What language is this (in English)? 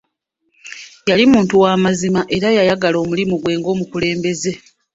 Ganda